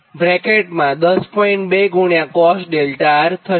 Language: Gujarati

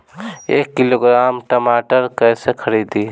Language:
Bhojpuri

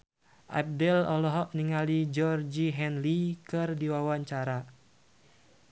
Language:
Sundanese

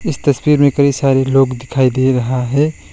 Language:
Hindi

